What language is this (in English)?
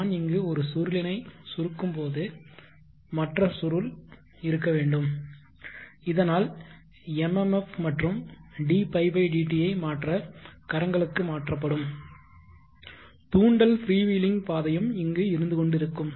Tamil